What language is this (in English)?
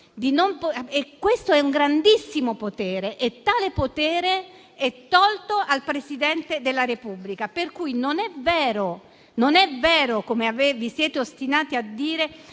Italian